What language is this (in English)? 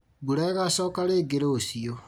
Kikuyu